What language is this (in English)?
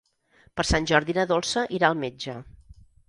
Catalan